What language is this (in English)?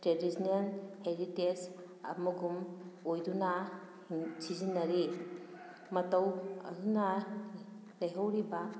Manipuri